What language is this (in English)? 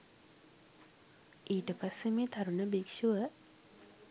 Sinhala